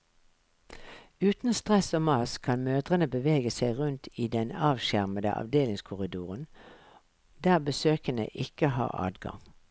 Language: Norwegian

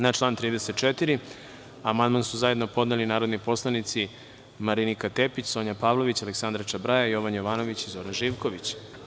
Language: Serbian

